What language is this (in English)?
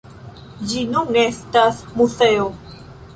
Esperanto